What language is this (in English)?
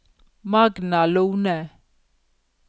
Norwegian